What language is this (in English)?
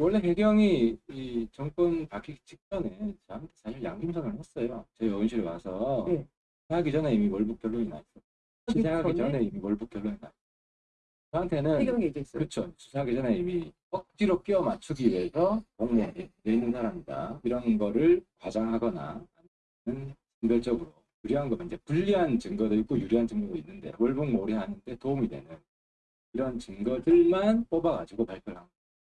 Korean